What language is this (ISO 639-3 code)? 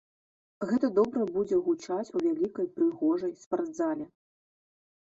bel